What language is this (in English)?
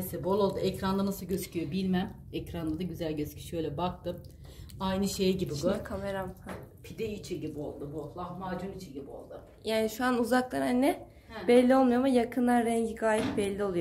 Turkish